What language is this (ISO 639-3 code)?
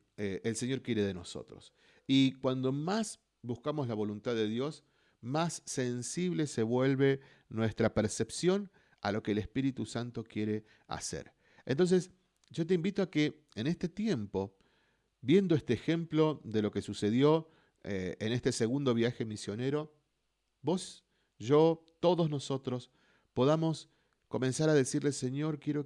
spa